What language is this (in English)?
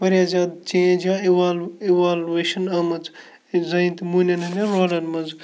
Kashmiri